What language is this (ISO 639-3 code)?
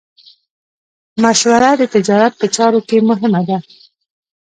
pus